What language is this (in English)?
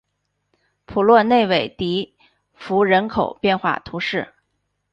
Chinese